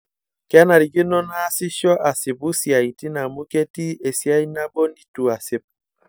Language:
Masai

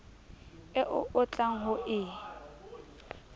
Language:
Southern Sotho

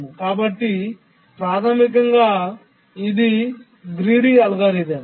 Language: Telugu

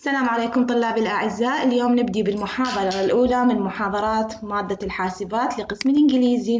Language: Arabic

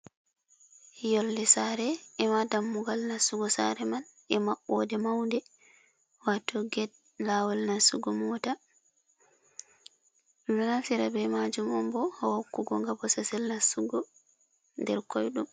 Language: Fula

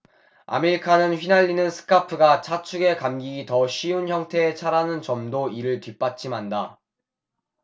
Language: Korean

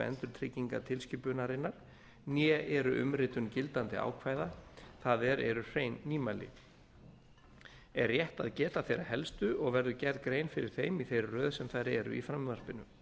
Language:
Icelandic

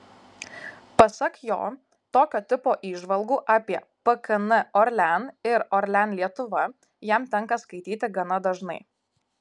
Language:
Lithuanian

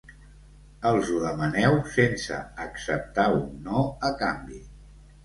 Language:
Catalan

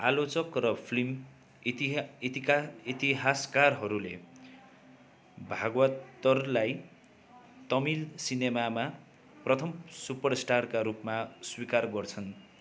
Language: Nepali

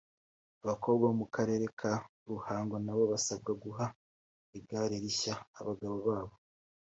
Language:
Kinyarwanda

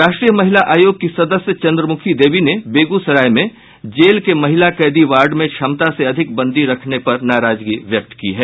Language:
Hindi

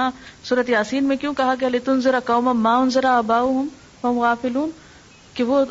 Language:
Urdu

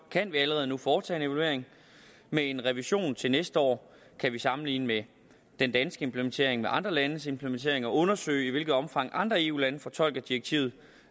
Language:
Danish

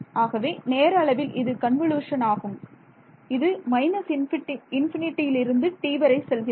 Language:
Tamil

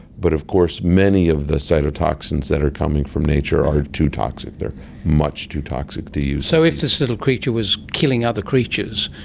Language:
English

